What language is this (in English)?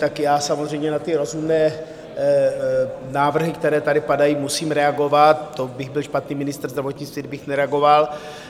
Czech